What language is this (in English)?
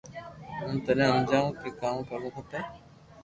Loarki